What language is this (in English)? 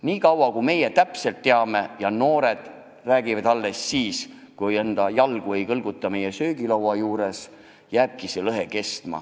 Estonian